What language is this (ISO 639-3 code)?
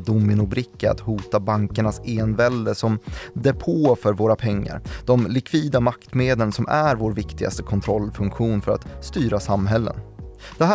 swe